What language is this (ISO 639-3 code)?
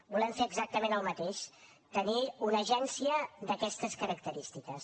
cat